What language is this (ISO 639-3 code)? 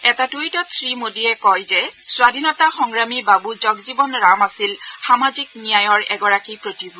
asm